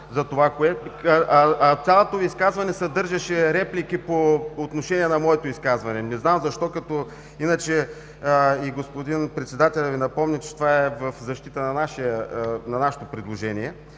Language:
Bulgarian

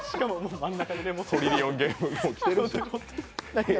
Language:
Japanese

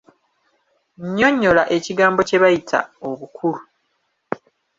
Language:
Ganda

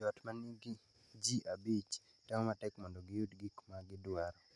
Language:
Luo (Kenya and Tanzania)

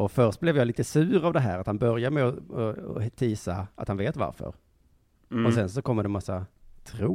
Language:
Swedish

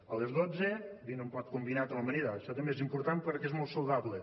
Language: Catalan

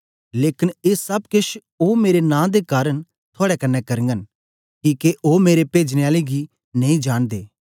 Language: Dogri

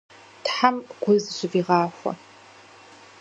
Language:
Kabardian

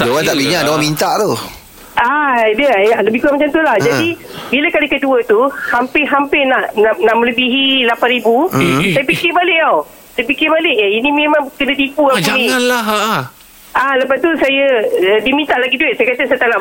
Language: Malay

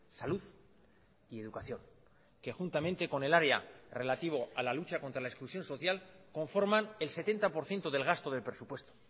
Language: Spanish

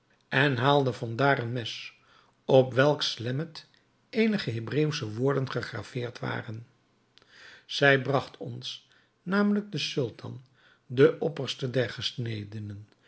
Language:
Dutch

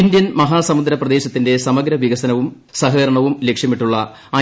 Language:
Malayalam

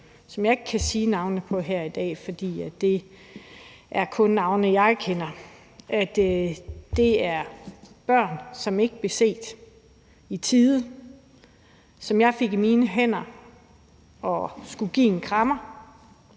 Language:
Danish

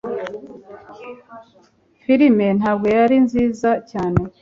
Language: Kinyarwanda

